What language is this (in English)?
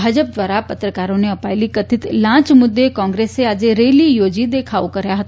Gujarati